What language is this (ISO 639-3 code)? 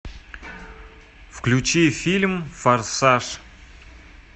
rus